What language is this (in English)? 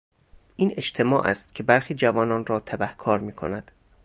Persian